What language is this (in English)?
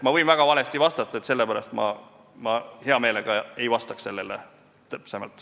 Estonian